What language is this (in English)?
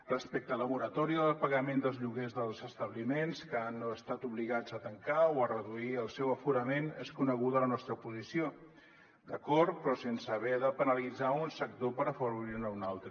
Catalan